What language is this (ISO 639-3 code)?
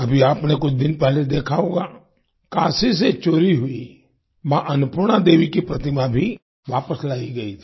hin